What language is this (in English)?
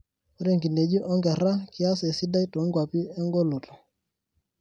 Masai